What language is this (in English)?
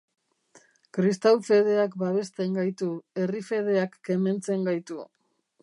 Basque